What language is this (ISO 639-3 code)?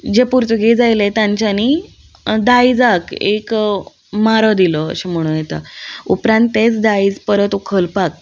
kok